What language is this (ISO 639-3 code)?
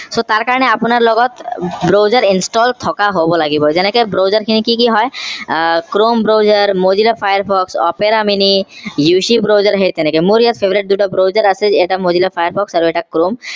asm